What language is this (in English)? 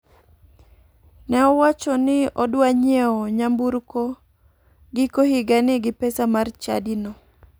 Luo (Kenya and Tanzania)